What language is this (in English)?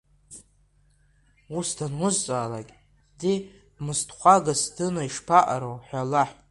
Abkhazian